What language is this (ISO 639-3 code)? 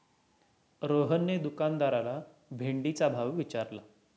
mar